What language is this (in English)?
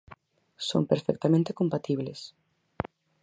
Galician